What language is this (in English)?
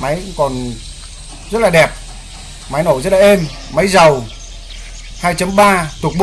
Vietnamese